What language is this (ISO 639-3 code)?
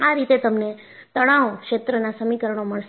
guj